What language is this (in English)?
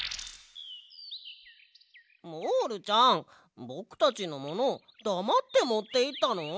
Japanese